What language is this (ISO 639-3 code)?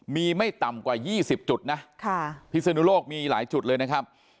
tha